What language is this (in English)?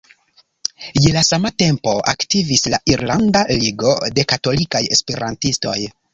Esperanto